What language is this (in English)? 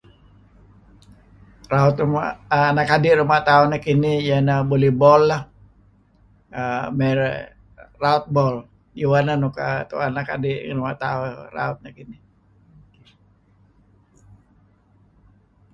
Kelabit